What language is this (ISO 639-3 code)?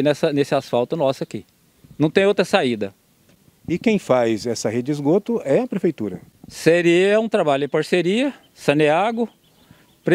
por